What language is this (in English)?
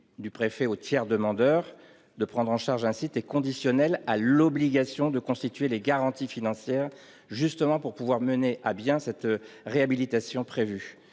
French